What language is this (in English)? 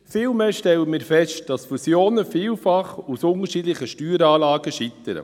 Swiss German